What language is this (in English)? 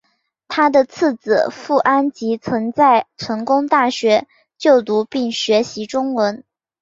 Chinese